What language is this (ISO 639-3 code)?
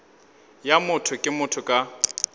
nso